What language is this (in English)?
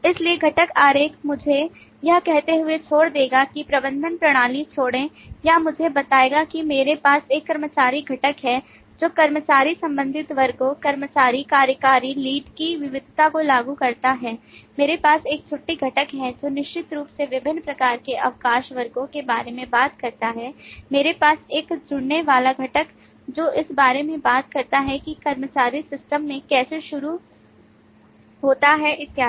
Hindi